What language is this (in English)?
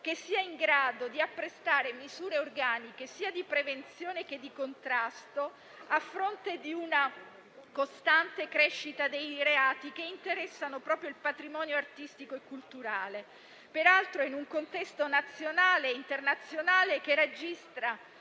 Italian